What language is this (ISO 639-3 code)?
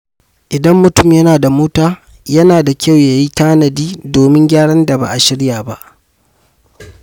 hau